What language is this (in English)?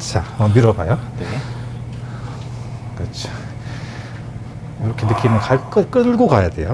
Korean